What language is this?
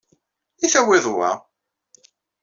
Kabyle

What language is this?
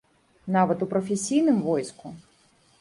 Belarusian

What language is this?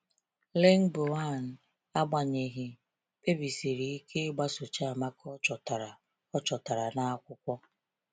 Igbo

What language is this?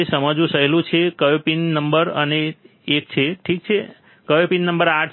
Gujarati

